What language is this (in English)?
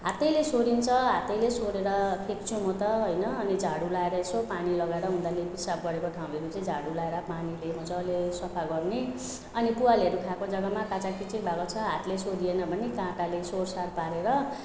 Nepali